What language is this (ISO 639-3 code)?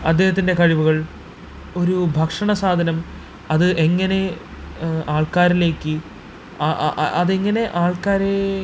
mal